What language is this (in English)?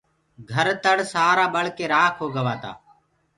Gurgula